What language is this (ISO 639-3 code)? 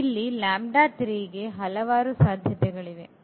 kan